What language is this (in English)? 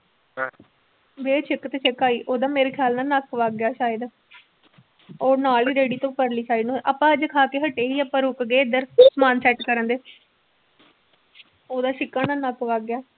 Punjabi